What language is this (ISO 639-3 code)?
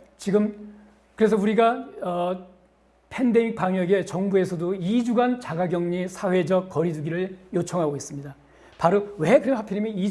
kor